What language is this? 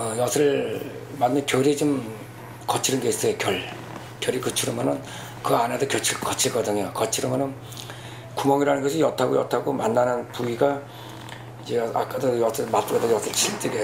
Korean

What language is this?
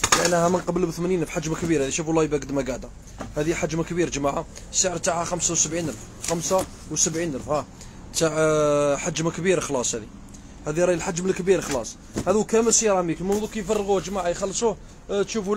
Arabic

